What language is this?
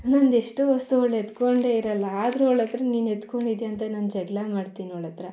Kannada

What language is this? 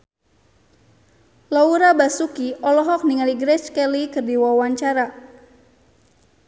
Sundanese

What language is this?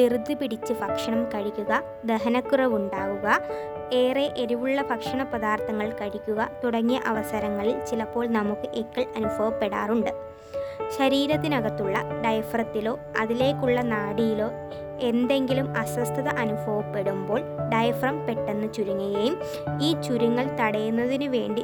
Malayalam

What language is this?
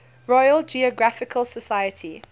English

